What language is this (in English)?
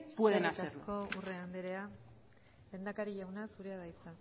Basque